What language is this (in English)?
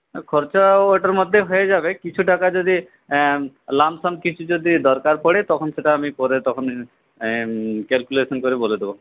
Bangla